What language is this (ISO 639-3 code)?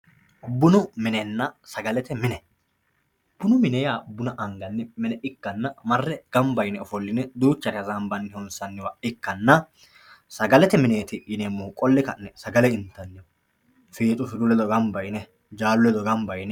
sid